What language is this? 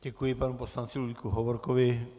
Czech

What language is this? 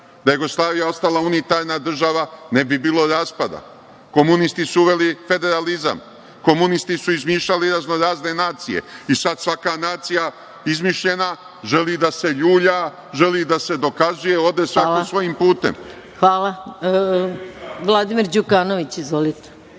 Serbian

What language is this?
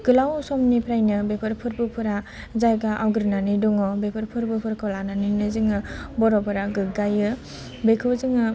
Bodo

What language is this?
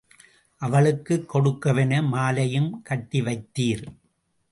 Tamil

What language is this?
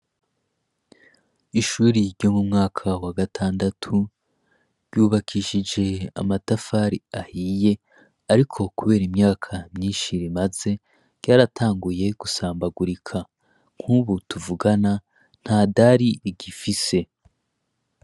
Rundi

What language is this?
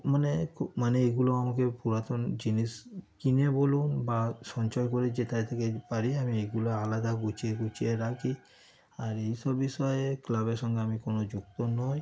Bangla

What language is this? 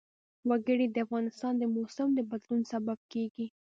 Pashto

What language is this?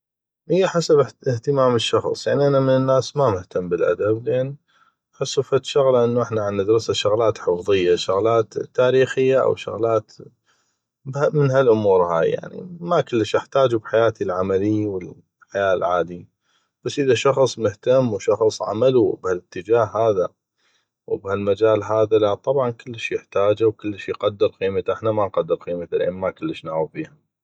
North Mesopotamian Arabic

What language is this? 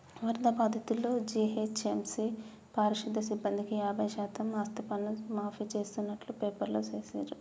Telugu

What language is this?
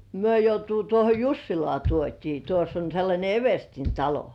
Finnish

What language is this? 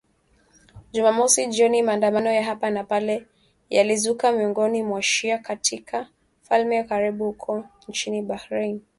Swahili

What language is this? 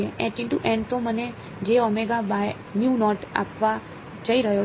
Gujarati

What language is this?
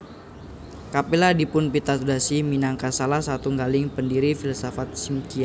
Javanese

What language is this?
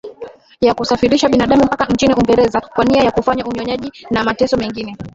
Swahili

